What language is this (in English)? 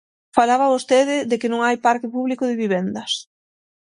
Galician